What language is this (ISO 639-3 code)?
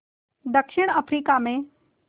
hin